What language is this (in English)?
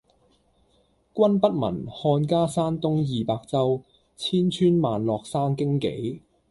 Cantonese